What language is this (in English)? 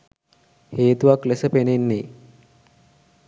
Sinhala